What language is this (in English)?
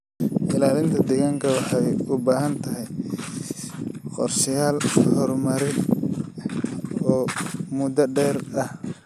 Somali